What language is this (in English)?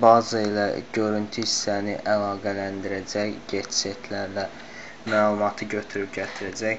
Turkish